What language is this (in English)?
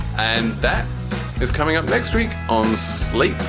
English